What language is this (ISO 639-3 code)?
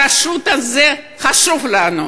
heb